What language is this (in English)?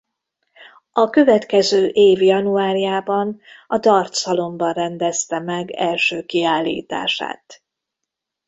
Hungarian